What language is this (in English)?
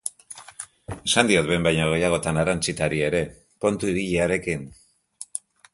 Basque